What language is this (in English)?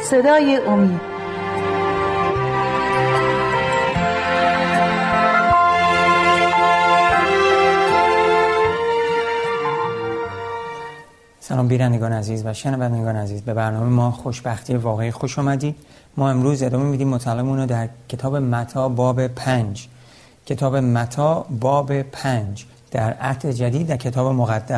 Persian